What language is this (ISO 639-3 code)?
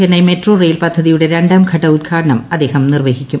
mal